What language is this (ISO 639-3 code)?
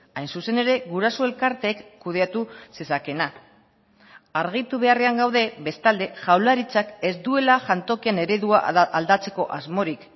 eus